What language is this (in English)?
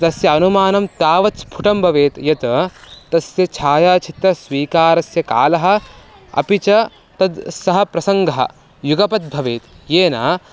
Sanskrit